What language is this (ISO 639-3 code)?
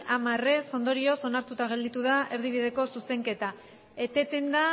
eus